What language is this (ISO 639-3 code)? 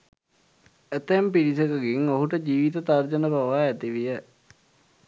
sin